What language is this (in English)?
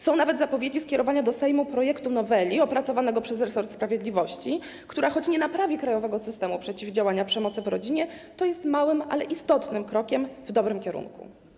Polish